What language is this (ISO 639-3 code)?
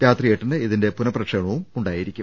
mal